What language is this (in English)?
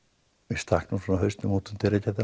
Icelandic